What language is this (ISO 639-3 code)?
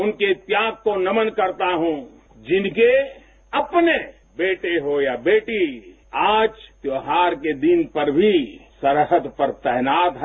hin